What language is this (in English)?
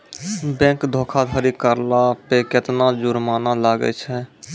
Maithili